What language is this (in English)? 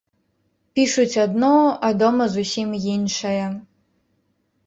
Belarusian